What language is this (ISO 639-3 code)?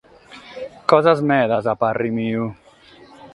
srd